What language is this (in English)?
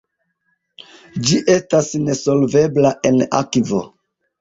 Esperanto